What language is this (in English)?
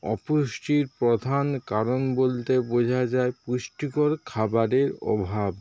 Bangla